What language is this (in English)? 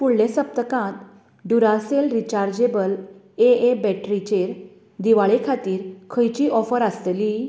Konkani